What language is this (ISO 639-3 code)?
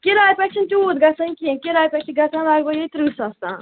kas